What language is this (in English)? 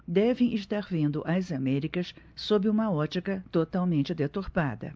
Portuguese